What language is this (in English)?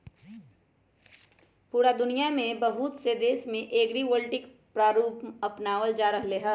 Magahi